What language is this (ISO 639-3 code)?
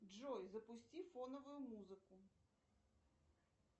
rus